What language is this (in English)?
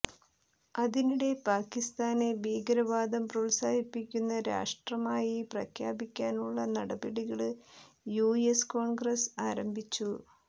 Malayalam